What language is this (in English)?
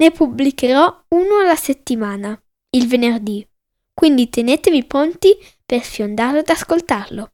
Italian